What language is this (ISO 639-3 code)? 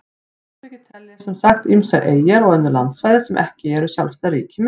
isl